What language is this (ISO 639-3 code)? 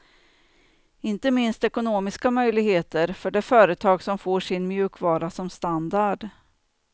swe